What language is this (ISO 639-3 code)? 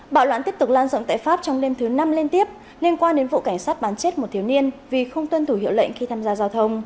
vie